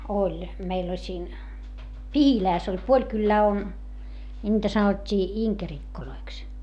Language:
Finnish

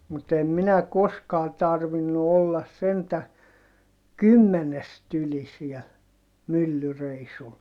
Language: Finnish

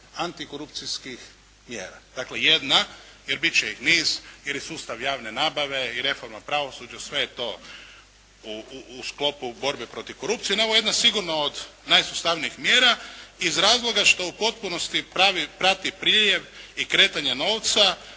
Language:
Croatian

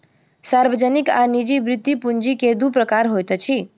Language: Maithili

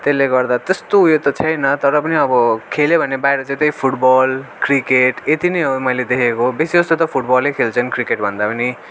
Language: Nepali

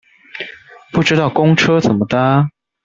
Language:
Chinese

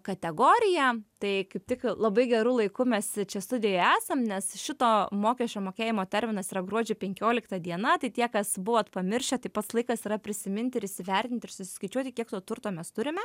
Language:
Lithuanian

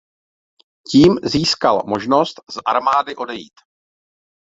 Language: Czech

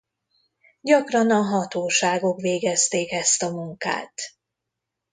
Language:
Hungarian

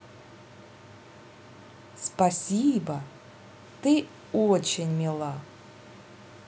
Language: Russian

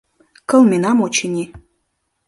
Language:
Mari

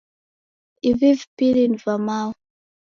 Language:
Taita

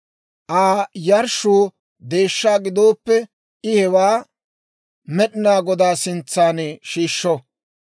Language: Dawro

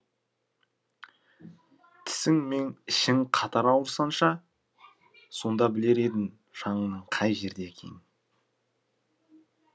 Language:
Kazakh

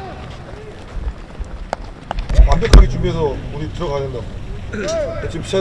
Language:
Korean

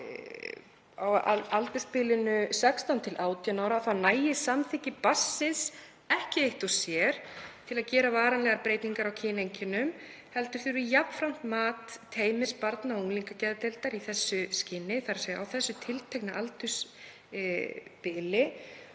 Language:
Icelandic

